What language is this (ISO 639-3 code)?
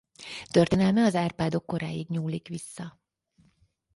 hun